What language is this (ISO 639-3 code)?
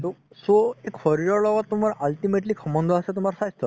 asm